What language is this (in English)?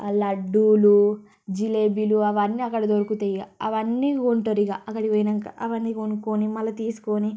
Telugu